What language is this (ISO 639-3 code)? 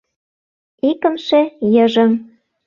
chm